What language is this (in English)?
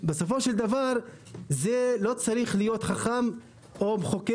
Hebrew